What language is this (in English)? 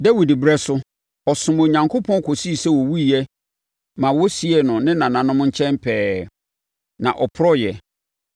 Akan